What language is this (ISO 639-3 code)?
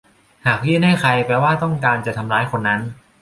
tha